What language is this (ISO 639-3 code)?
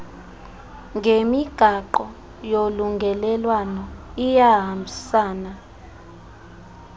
xho